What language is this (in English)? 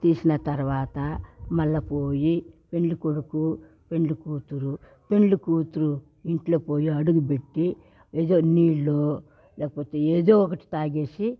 Telugu